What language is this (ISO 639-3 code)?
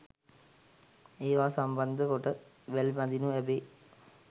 sin